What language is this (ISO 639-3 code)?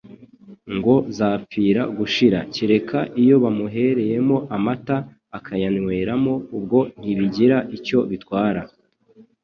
kin